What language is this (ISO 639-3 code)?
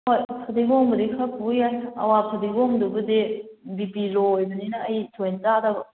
mni